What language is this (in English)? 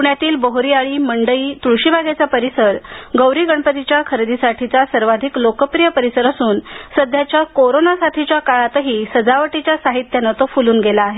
Marathi